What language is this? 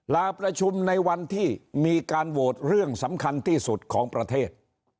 Thai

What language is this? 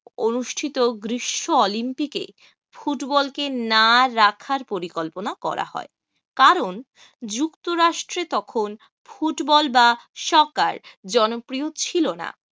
Bangla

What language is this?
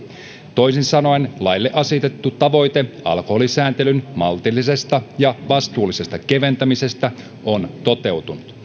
Finnish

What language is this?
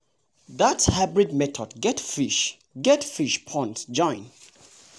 Nigerian Pidgin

